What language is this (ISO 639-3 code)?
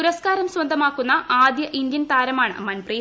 mal